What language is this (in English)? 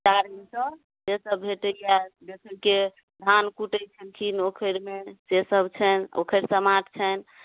Maithili